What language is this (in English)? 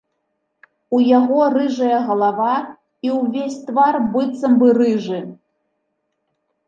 Belarusian